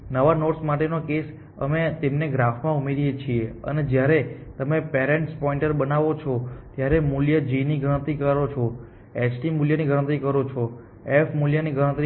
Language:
Gujarati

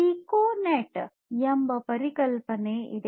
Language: Kannada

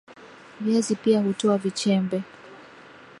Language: Swahili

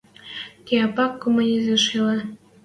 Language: Western Mari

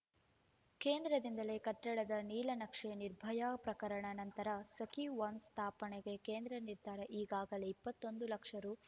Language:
Kannada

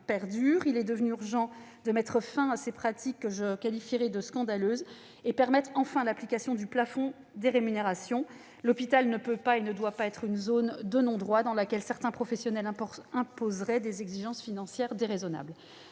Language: French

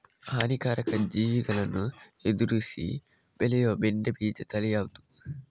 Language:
Kannada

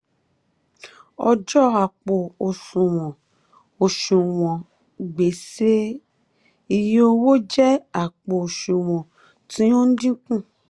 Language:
Yoruba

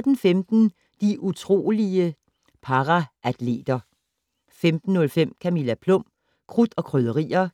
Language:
Danish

